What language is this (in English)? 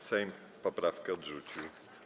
Polish